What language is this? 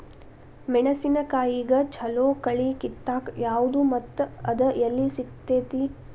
Kannada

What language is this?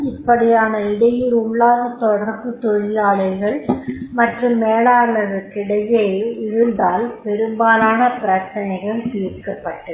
Tamil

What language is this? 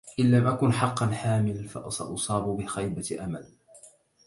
Arabic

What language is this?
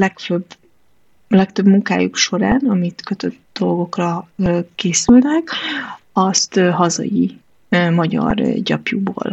Hungarian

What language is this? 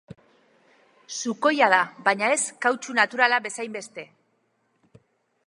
Basque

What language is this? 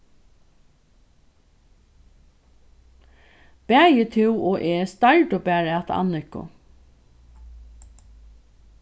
Faroese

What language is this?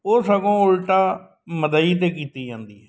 Punjabi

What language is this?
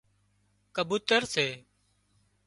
Wadiyara Koli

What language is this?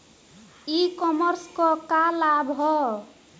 Bhojpuri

